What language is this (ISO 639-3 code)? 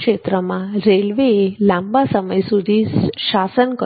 guj